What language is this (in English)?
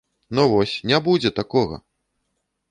Belarusian